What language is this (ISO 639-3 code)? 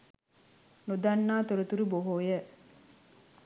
sin